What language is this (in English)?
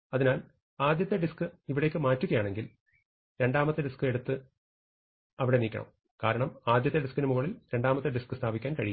Malayalam